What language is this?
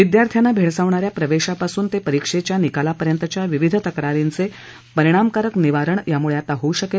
Marathi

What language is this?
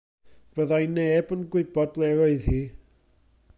Welsh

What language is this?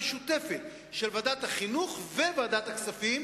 Hebrew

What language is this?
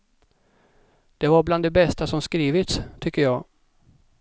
Swedish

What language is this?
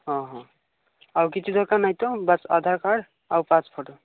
Odia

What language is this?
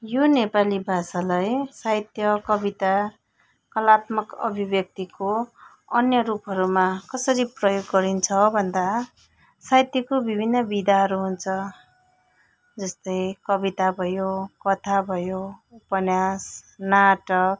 Nepali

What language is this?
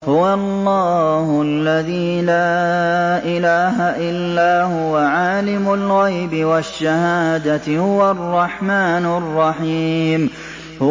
Arabic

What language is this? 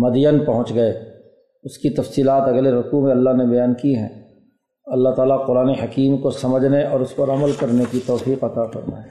Urdu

